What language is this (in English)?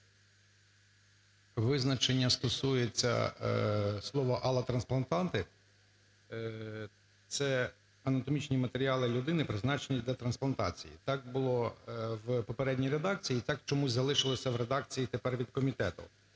Ukrainian